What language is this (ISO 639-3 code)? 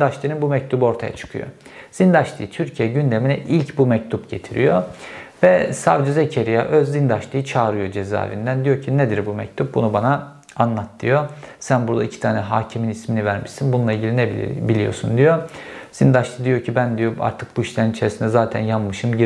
tur